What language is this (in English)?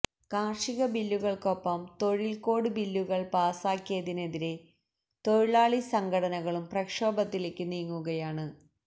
Malayalam